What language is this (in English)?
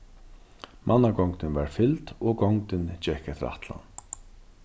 Faroese